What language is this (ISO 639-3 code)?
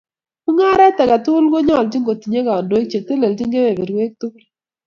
kln